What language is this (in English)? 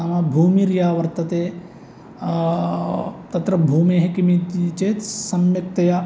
Sanskrit